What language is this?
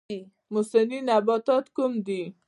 Pashto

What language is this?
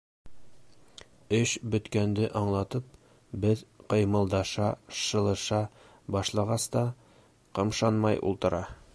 Bashkir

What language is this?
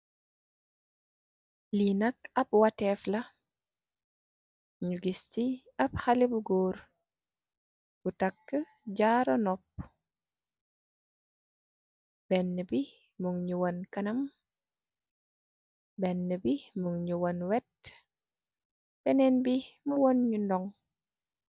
Wolof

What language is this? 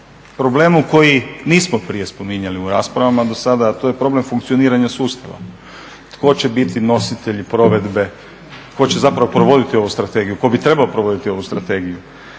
Croatian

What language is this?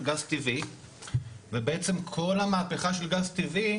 Hebrew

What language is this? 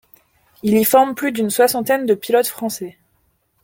French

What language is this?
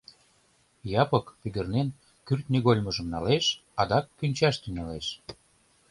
Mari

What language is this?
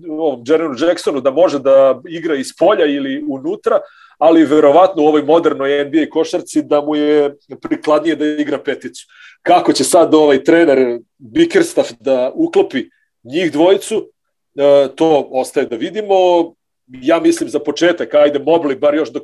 Croatian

